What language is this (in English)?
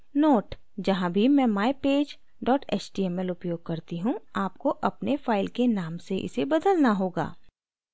Hindi